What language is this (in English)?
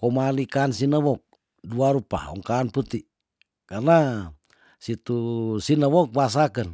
Tondano